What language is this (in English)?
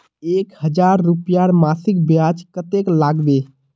Magahi